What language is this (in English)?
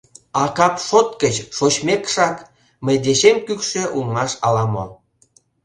Mari